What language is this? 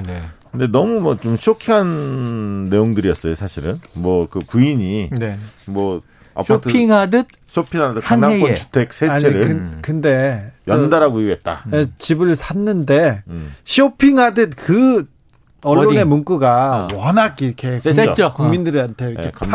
Korean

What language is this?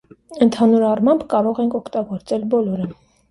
Armenian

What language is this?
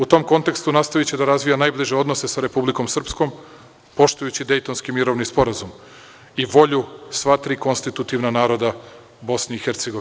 Serbian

